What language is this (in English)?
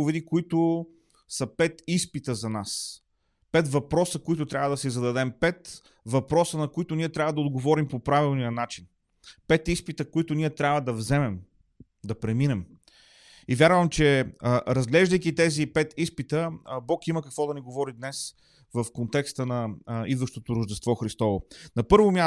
Bulgarian